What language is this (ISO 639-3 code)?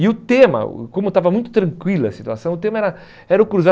por